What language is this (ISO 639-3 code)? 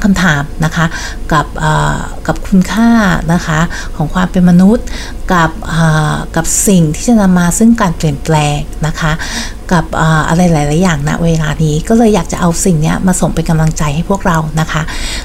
tha